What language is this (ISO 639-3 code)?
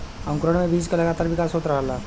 bho